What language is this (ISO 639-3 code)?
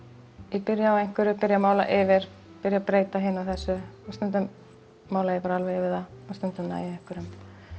isl